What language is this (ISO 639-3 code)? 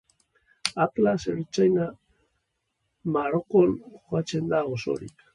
eus